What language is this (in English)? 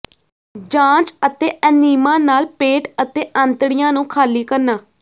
Punjabi